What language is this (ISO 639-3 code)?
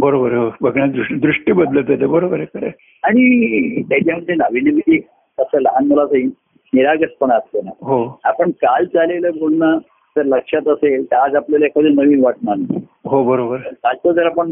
mar